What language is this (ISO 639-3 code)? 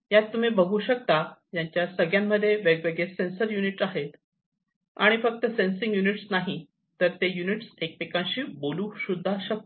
mar